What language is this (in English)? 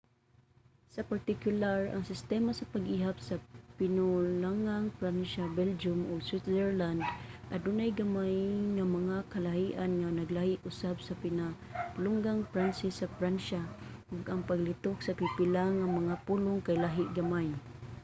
Cebuano